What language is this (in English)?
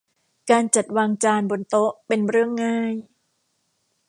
Thai